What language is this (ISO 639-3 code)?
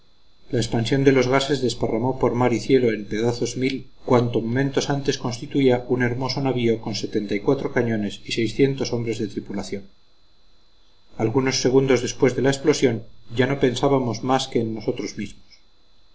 spa